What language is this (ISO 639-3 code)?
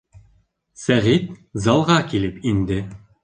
bak